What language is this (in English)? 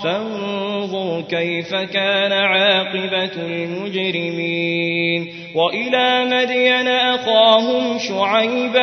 Arabic